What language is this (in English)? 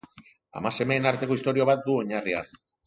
Basque